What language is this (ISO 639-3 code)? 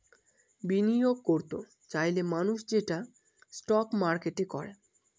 ben